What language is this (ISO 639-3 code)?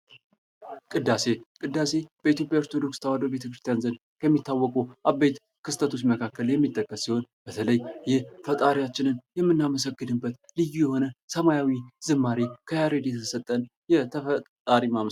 amh